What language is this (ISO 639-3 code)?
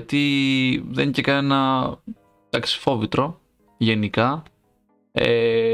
ell